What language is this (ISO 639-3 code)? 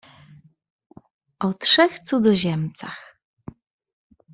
pol